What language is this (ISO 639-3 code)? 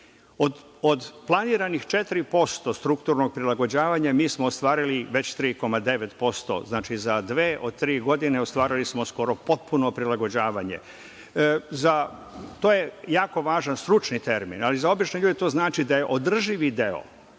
srp